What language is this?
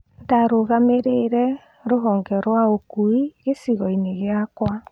Kikuyu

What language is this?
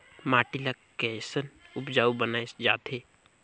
Chhattisgarhi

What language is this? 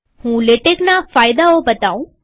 Gujarati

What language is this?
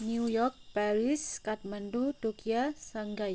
Nepali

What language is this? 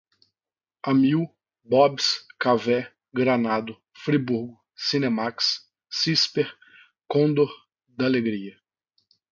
Portuguese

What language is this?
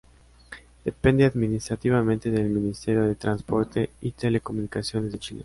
Spanish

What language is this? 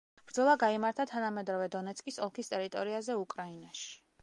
Georgian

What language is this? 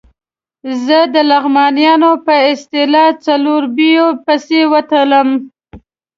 Pashto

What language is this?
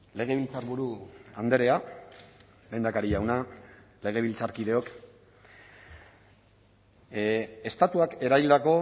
Basque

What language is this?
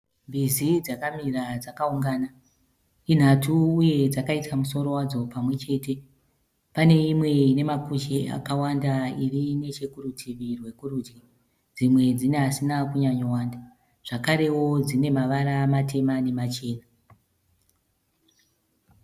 Shona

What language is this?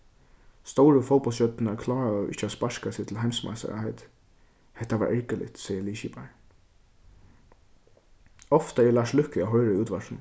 Faroese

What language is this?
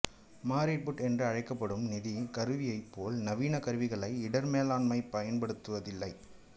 Tamil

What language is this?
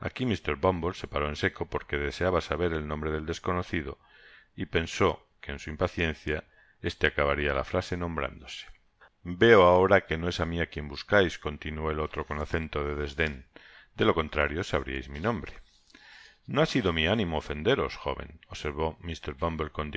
Spanish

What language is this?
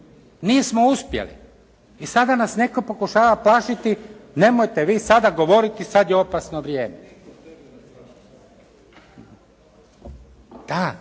Croatian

